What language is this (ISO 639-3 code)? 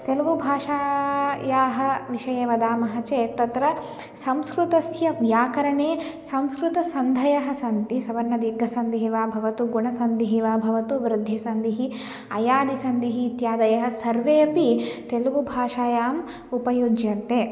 san